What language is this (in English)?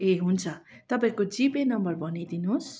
Nepali